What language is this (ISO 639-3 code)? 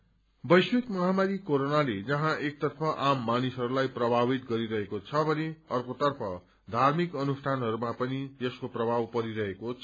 nep